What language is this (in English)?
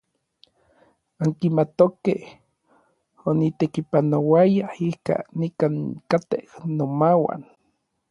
Orizaba Nahuatl